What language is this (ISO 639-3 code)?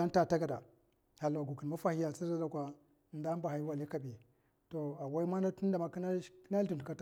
maf